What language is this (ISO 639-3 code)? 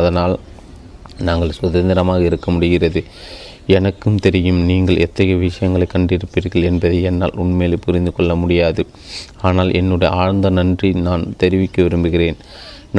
tam